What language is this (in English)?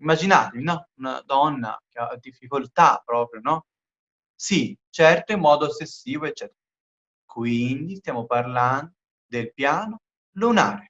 Italian